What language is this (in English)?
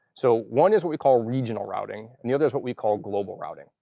English